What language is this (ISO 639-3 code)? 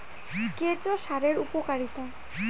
ben